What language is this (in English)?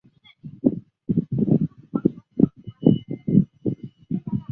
Chinese